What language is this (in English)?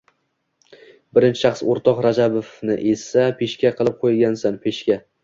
Uzbek